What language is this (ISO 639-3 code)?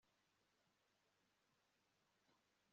kin